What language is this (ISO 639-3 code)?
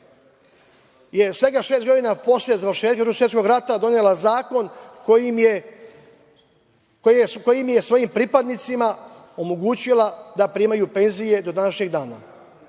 srp